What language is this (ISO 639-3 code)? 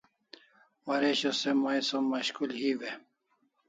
kls